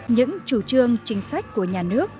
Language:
Vietnamese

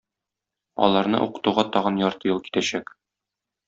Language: Tatar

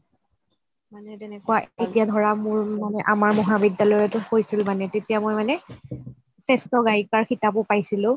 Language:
Assamese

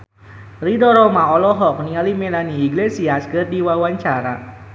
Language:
Sundanese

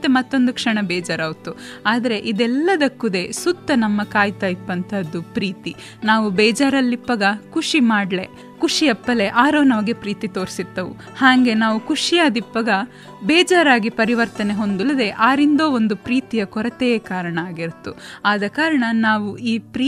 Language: Kannada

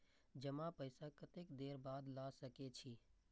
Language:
Maithili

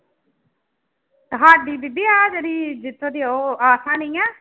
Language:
Punjabi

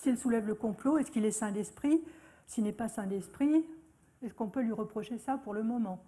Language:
French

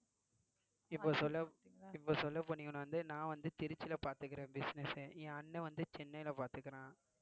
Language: Tamil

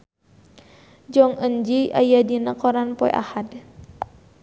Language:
Sundanese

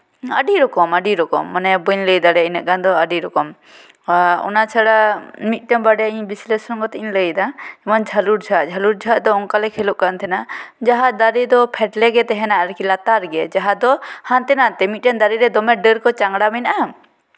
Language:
Santali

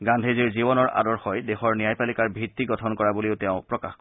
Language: Assamese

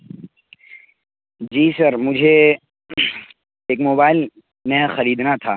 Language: Urdu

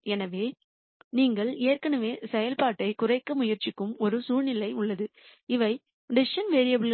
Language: Tamil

